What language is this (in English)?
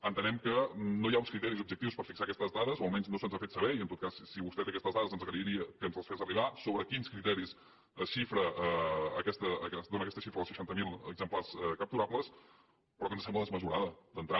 Catalan